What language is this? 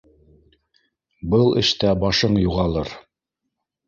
Bashkir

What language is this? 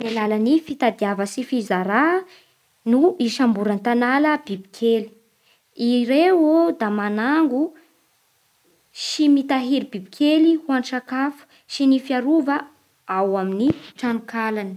Bara Malagasy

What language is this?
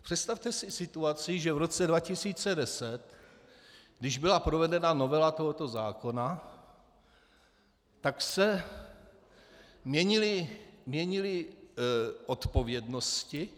Czech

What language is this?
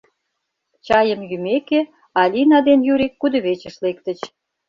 Mari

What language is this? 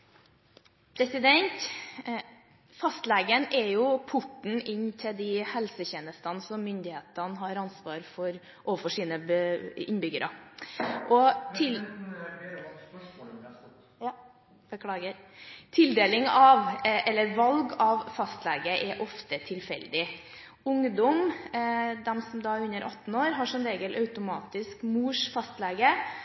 Norwegian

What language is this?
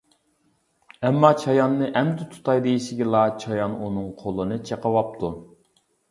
Uyghur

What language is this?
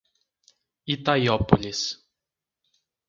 Portuguese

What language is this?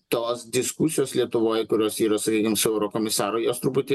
Lithuanian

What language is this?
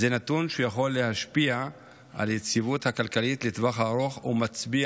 Hebrew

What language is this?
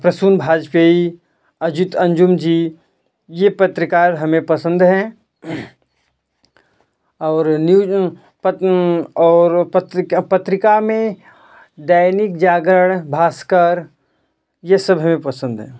Hindi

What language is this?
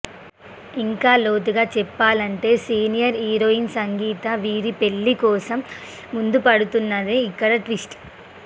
Telugu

